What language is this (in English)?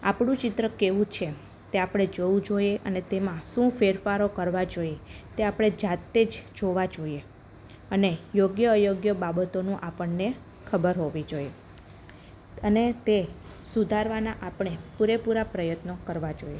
Gujarati